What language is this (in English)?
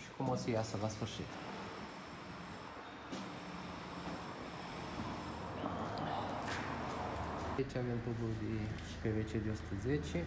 Romanian